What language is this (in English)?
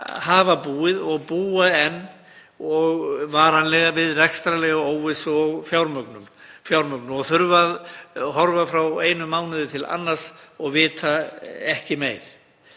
Icelandic